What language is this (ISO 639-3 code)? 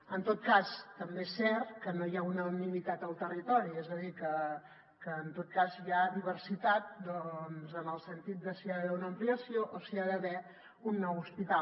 cat